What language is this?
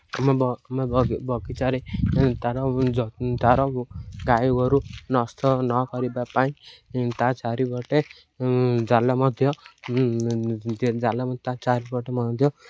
Odia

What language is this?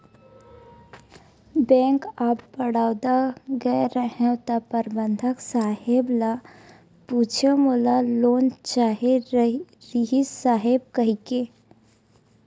Chhattisgarhi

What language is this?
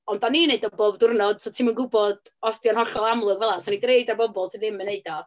Welsh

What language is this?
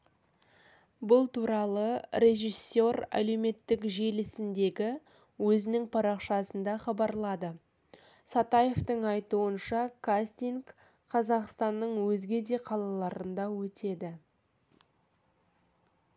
Kazakh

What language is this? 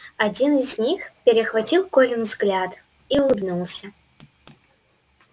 Russian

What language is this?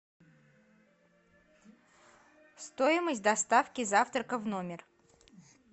Russian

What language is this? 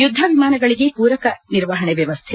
Kannada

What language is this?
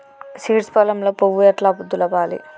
Telugu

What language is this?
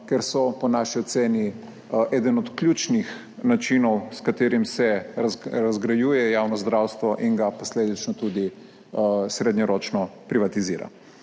Slovenian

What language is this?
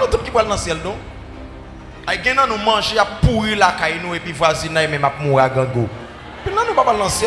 French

